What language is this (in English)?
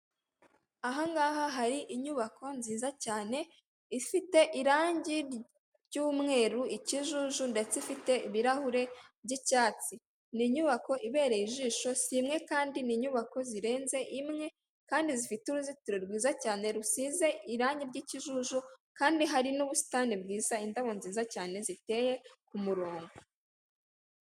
Kinyarwanda